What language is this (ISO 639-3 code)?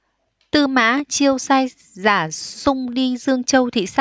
vie